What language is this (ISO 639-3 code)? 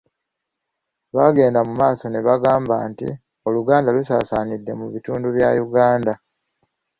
lug